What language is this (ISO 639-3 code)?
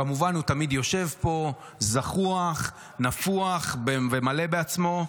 heb